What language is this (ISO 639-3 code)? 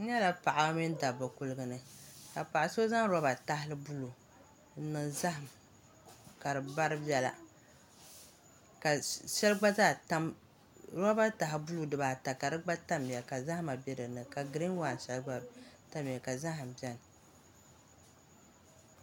dag